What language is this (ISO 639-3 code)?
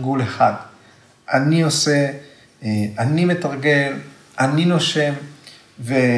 heb